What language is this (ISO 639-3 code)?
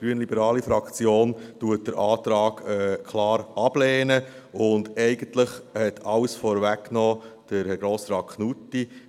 gsw